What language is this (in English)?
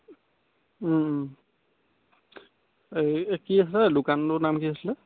Assamese